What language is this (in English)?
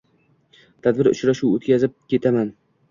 Uzbek